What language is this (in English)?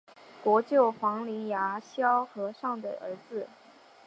Chinese